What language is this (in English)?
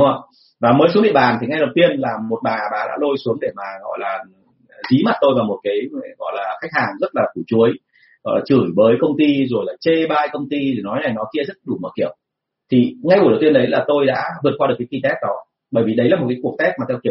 Vietnamese